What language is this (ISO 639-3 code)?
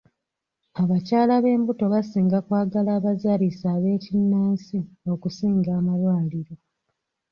lug